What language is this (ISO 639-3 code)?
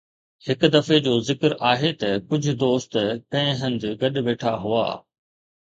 snd